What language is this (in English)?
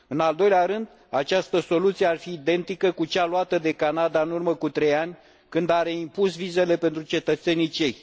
Romanian